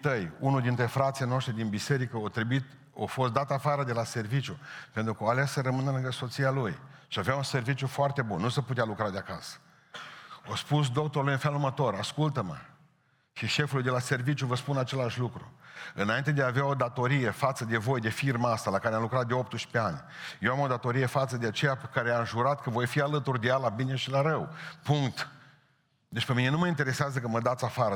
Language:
Romanian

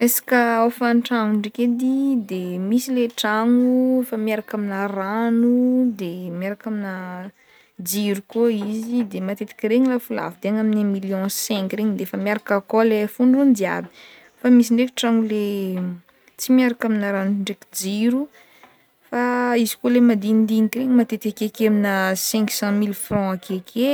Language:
Northern Betsimisaraka Malagasy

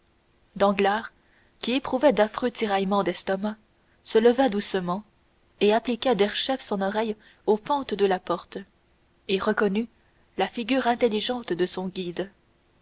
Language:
French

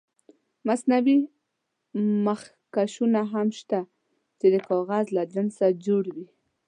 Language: Pashto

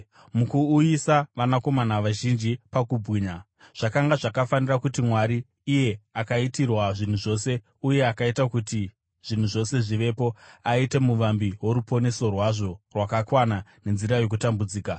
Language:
Shona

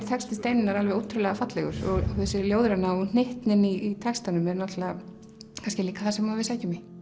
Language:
Icelandic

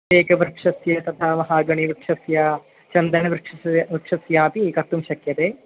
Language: Sanskrit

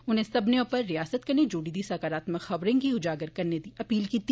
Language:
Dogri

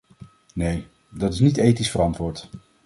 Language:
Dutch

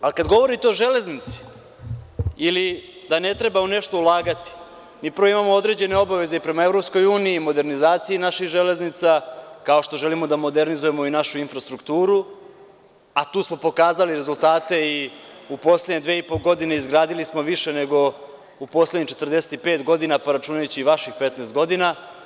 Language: Serbian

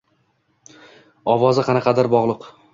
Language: Uzbek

